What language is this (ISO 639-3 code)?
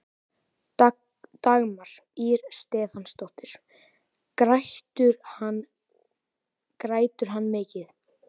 isl